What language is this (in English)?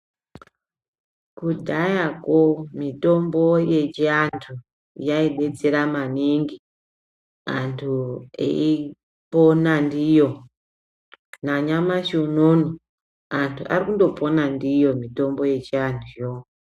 Ndau